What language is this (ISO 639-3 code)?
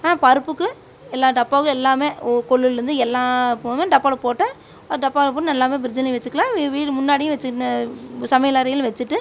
tam